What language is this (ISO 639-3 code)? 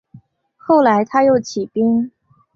zho